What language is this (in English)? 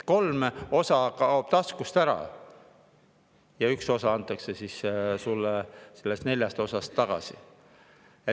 Estonian